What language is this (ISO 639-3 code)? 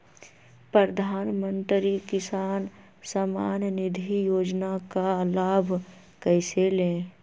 mag